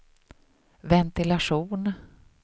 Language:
Swedish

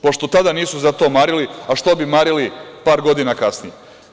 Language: Serbian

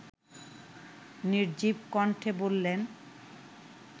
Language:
Bangla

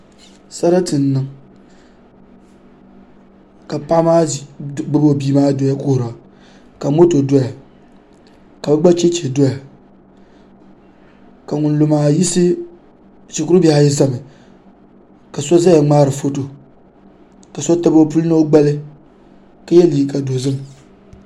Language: Dagbani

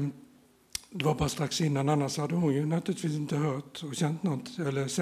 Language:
Swedish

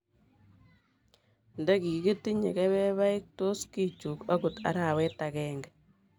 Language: Kalenjin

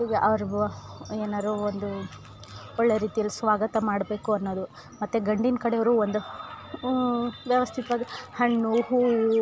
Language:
Kannada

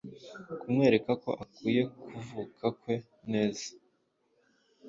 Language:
Kinyarwanda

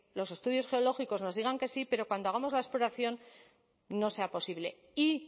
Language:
Spanish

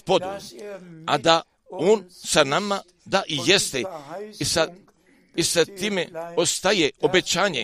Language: Croatian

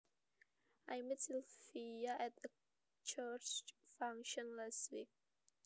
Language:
Javanese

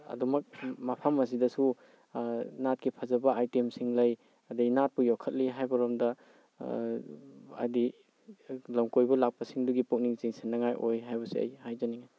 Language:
Manipuri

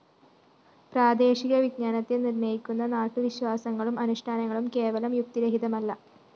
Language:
Malayalam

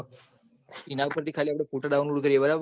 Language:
Gujarati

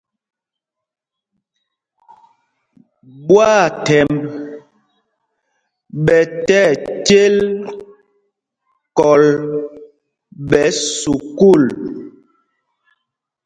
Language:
Mpumpong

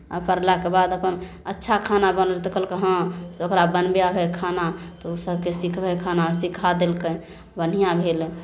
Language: Maithili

